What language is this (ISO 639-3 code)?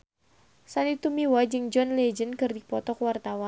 sun